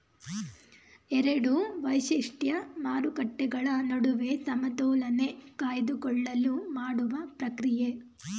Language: Kannada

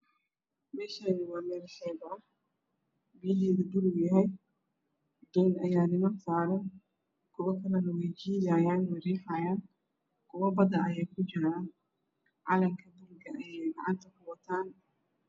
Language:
Somali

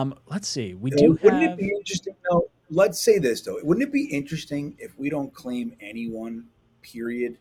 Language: English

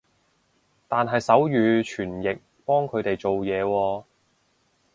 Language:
Cantonese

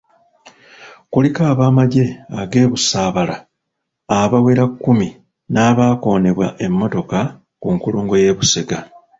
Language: Ganda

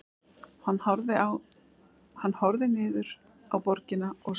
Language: Icelandic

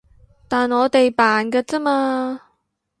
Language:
Cantonese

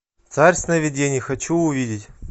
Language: Russian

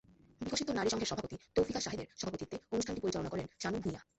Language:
Bangla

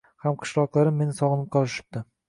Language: Uzbek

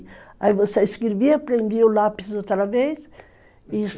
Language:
Portuguese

